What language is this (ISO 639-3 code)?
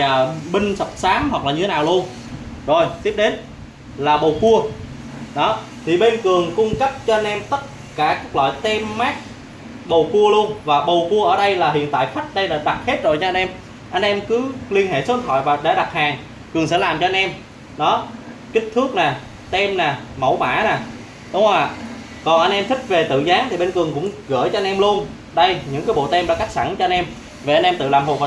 vie